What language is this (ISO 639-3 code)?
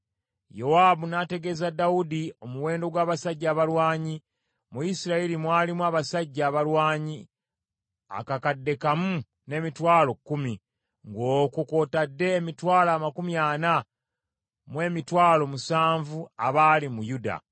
lug